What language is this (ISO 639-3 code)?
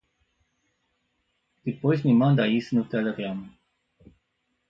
por